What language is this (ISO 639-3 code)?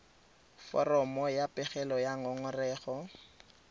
tsn